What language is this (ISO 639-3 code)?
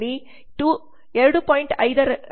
kan